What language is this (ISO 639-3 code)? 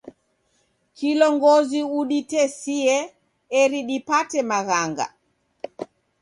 dav